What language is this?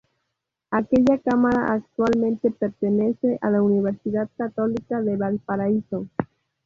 Spanish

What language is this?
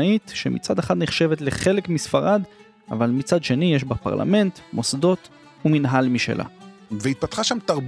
Hebrew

